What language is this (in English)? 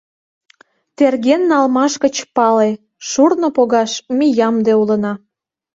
Mari